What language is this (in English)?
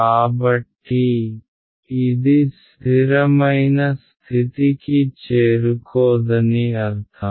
Telugu